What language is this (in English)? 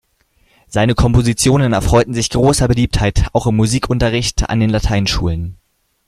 German